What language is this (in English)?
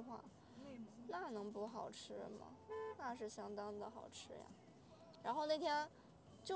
Chinese